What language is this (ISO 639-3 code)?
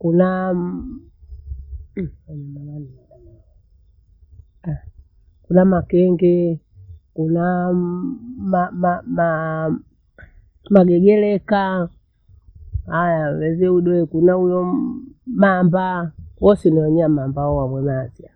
bou